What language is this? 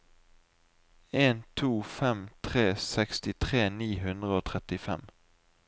Norwegian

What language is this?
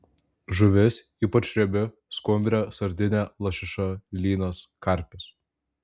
Lithuanian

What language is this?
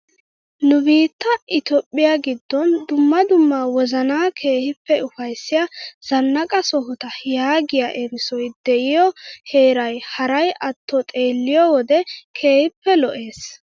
Wolaytta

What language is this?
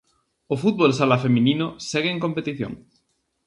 Galician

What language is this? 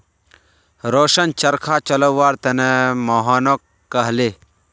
Magahi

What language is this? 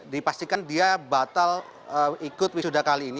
Indonesian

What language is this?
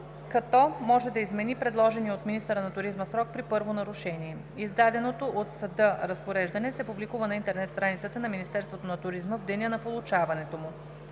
Bulgarian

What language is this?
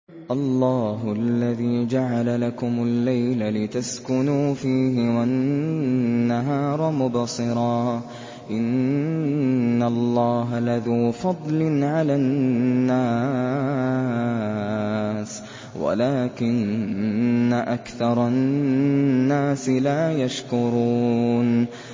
Arabic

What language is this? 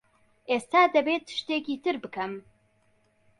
Central Kurdish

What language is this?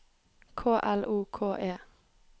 Norwegian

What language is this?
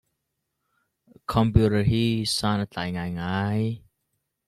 Hakha Chin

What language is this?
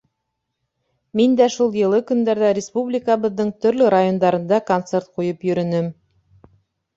Bashkir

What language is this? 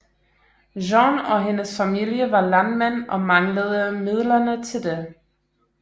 Danish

